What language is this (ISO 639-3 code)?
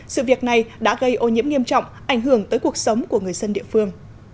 vie